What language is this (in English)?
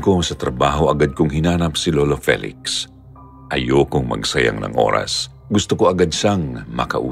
Filipino